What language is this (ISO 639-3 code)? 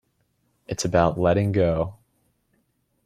eng